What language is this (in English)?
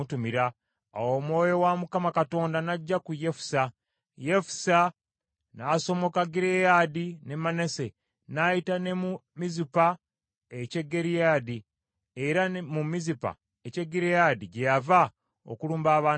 Ganda